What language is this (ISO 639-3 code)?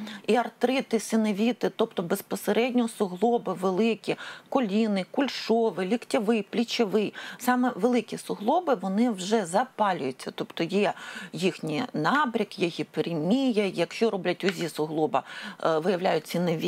ukr